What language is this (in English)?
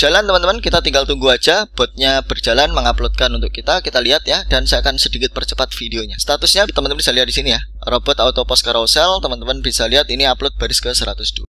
Indonesian